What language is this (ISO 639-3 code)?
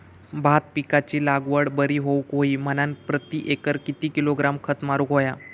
mar